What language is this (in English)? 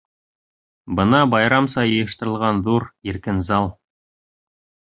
Bashkir